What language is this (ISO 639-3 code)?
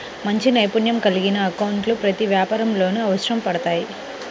tel